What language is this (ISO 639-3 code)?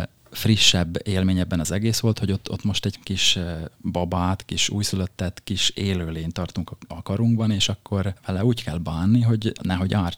hun